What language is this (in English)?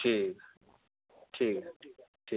Dogri